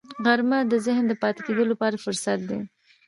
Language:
Pashto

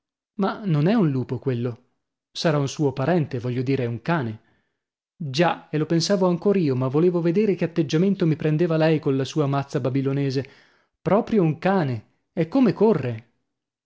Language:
Italian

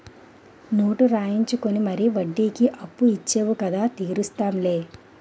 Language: Telugu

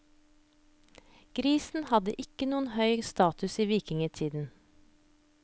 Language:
Norwegian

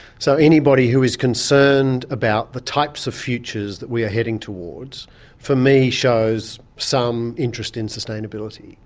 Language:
English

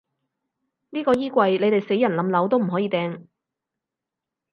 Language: Cantonese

